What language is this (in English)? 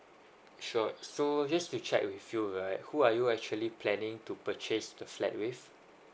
English